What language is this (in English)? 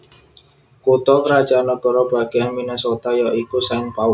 Javanese